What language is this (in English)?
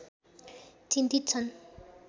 Nepali